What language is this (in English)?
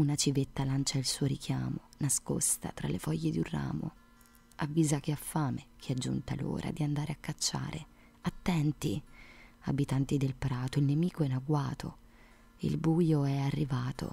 Italian